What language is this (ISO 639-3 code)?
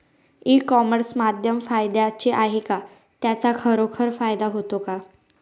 mar